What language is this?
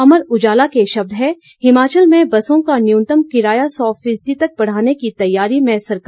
Hindi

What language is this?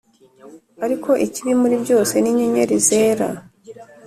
Kinyarwanda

